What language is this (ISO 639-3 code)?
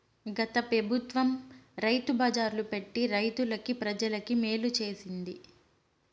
tel